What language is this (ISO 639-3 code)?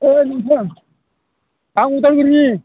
brx